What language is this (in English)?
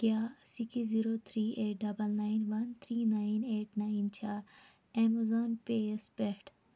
Kashmiri